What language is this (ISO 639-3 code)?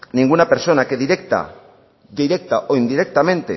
spa